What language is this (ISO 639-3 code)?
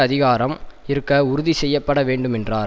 tam